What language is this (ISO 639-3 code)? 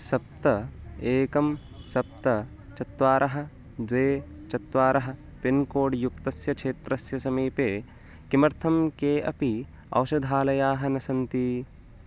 san